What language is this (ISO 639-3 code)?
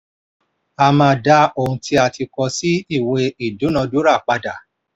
yor